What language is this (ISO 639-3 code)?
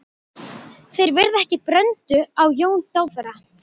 isl